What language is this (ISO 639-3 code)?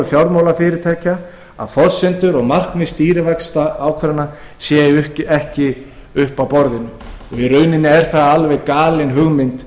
isl